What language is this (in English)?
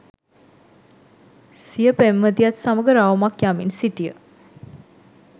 Sinhala